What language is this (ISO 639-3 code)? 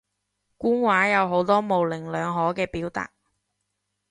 yue